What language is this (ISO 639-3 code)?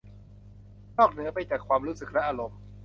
tha